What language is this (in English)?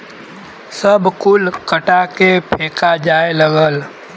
Bhojpuri